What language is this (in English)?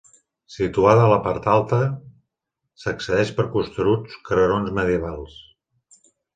Catalan